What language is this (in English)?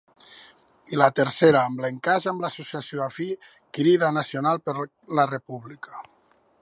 Catalan